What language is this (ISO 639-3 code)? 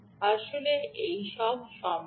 ben